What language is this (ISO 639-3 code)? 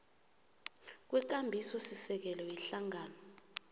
nbl